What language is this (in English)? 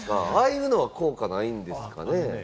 Japanese